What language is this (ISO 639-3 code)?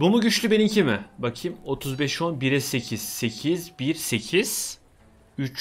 tur